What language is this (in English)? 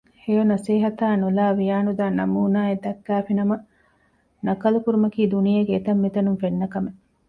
Divehi